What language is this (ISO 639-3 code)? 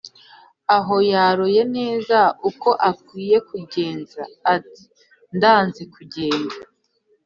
kin